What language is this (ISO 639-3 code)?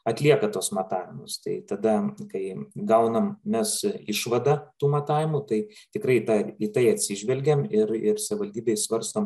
lit